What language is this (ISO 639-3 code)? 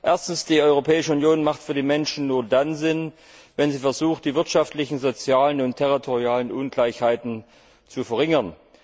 deu